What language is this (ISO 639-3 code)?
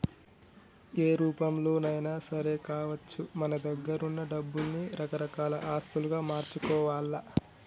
tel